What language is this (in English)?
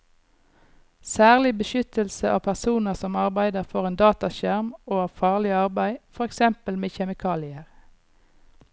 Norwegian